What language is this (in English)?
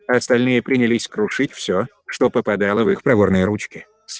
Russian